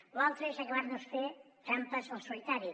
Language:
Catalan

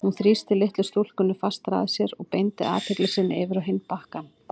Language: Icelandic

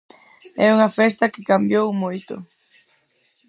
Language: Galician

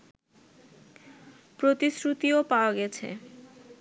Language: Bangla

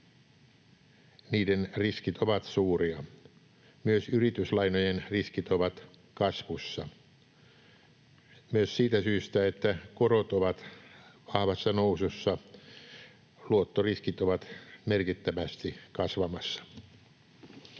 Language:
Finnish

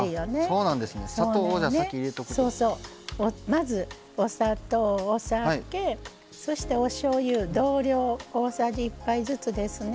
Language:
Japanese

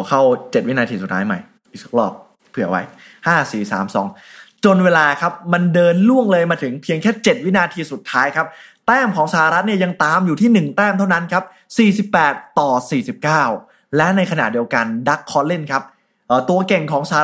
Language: Thai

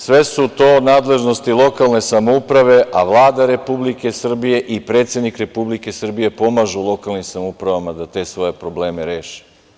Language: Serbian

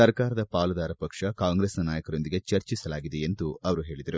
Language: Kannada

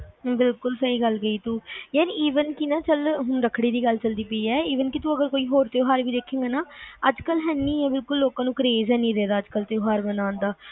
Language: Punjabi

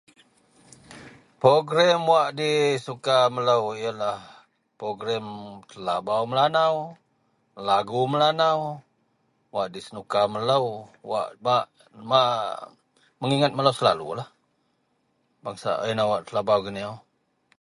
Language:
Central Melanau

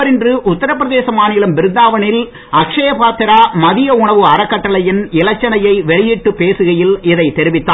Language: Tamil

